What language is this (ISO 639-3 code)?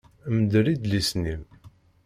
kab